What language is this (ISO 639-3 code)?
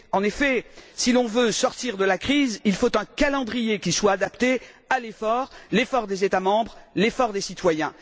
fra